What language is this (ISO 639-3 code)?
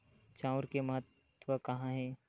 hne